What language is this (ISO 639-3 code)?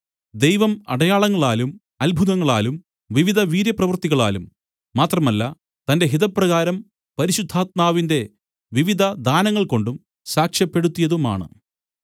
mal